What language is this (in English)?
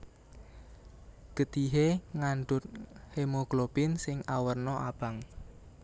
Javanese